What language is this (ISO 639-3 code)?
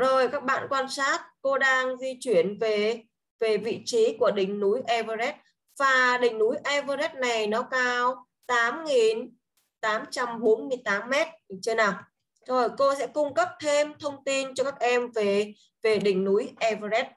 vie